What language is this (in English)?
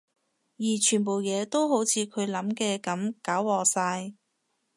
Cantonese